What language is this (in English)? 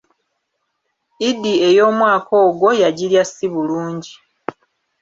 Ganda